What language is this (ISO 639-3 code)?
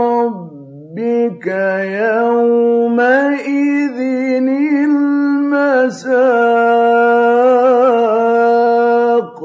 ara